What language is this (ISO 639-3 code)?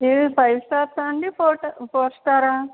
tel